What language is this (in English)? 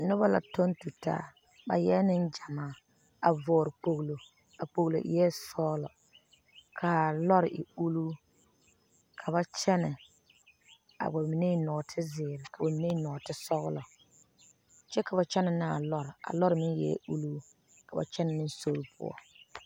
Southern Dagaare